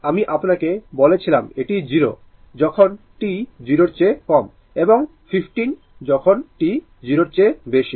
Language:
Bangla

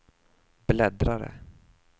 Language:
Swedish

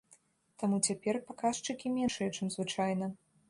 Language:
Belarusian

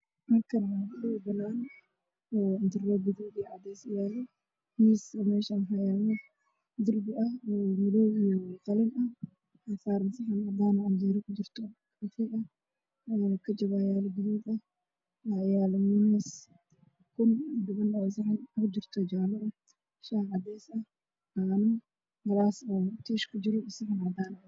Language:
Somali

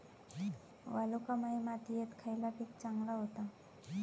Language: Marathi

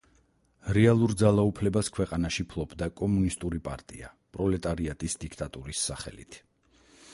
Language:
Georgian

